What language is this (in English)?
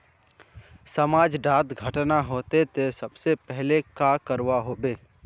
Magahi